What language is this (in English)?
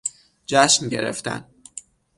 Persian